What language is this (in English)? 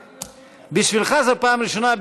Hebrew